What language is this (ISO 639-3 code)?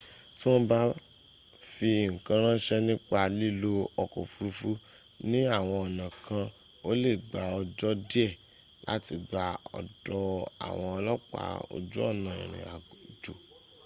yor